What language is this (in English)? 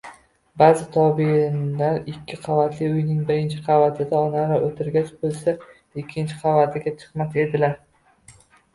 Uzbek